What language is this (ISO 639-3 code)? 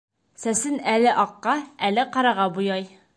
bak